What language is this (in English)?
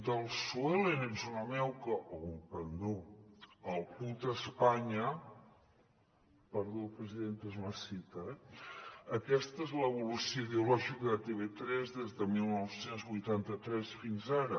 Catalan